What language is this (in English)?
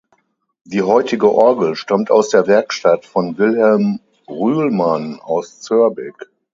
German